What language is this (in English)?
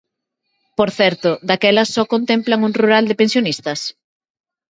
Galician